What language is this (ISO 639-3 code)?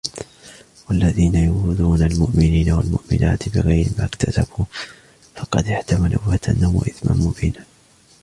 ara